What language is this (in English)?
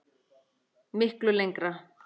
Icelandic